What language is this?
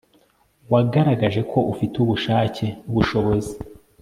Kinyarwanda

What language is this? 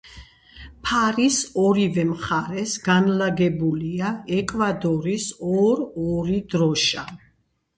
Georgian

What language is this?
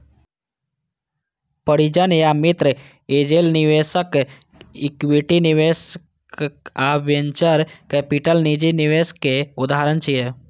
Maithili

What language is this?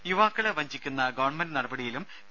Malayalam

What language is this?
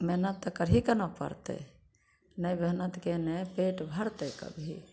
Maithili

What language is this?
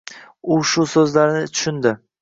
Uzbek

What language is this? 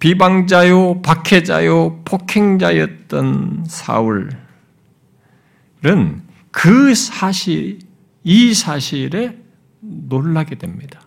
Korean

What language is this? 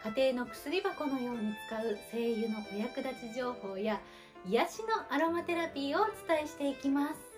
Japanese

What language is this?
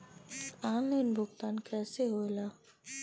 Bhojpuri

